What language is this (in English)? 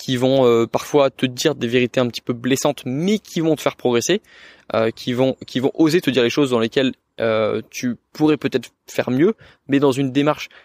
French